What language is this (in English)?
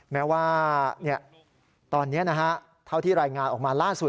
Thai